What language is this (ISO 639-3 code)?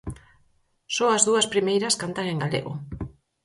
glg